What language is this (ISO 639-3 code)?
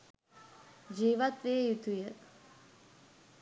sin